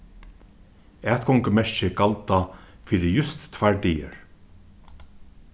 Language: Faroese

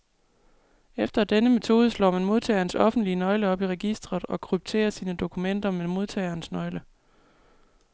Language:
Danish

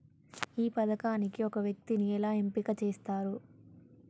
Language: Telugu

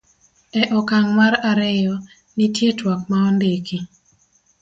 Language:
Luo (Kenya and Tanzania)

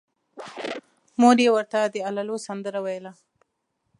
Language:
Pashto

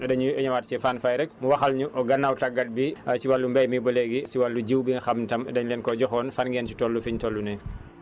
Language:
Wolof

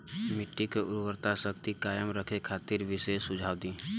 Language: Bhojpuri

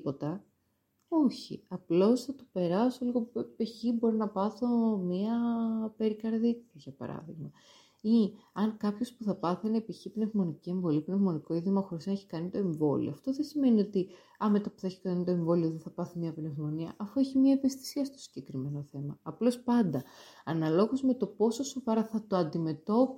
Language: Greek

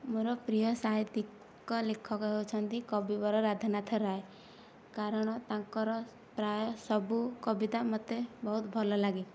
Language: Odia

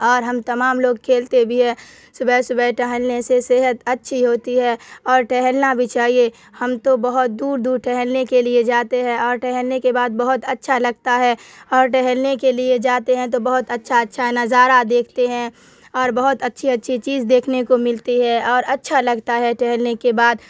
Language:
Urdu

